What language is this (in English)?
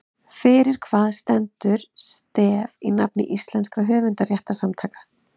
Icelandic